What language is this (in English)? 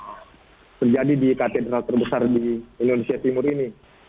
Indonesian